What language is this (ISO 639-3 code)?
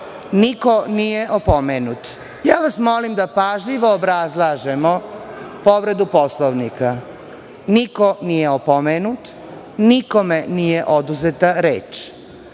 srp